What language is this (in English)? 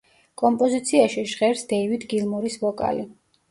Georgian